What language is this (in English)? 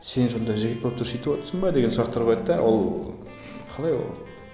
Kazakh